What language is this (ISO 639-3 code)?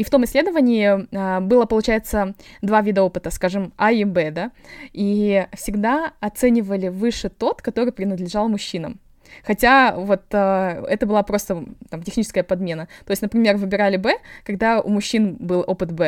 rus